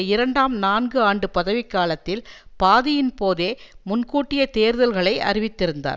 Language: Tamil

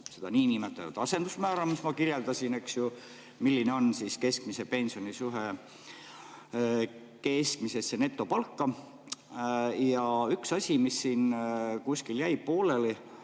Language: Estonian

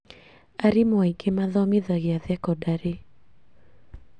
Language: Kikuyu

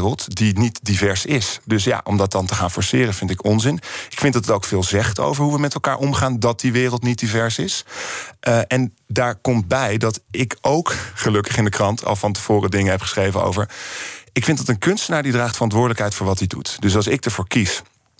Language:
Dutch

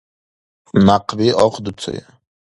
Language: Dargwa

